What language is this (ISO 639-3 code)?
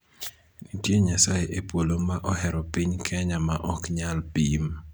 luo